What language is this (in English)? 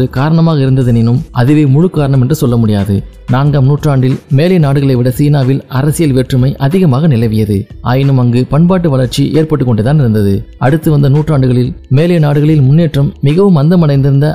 Tamil